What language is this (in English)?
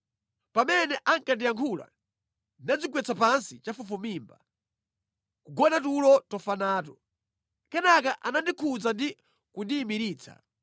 Nyanja